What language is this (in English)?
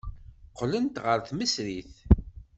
Kabyle